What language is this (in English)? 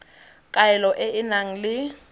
Tswana